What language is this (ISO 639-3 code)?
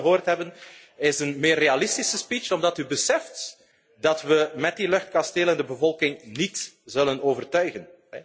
nld